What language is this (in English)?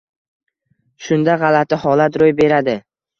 Uzbek